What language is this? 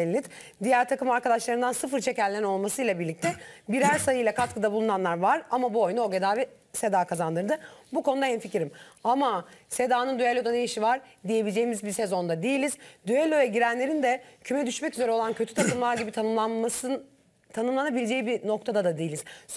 Turkish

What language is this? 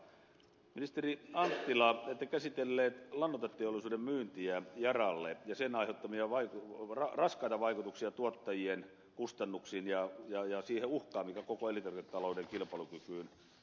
Finnish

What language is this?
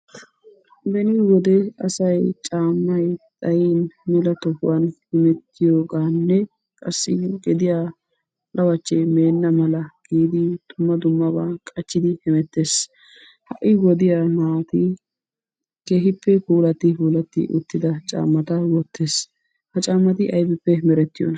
Wolaytta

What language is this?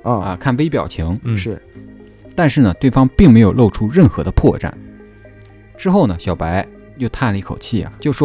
Chinese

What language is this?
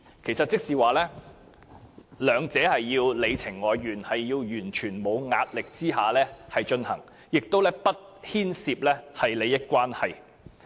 Cantonese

